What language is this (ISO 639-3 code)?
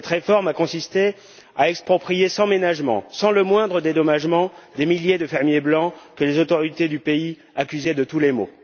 fra